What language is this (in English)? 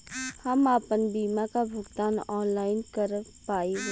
Bhojpuri